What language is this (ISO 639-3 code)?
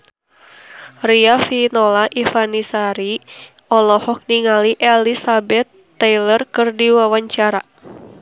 sun